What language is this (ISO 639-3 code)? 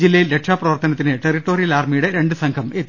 mal